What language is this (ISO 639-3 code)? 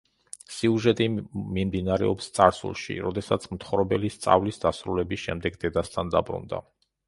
kat